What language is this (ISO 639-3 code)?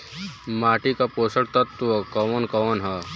bho